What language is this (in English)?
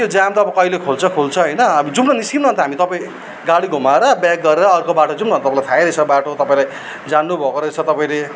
Nepali